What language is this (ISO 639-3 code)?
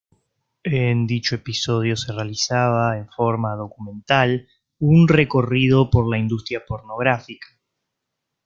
spa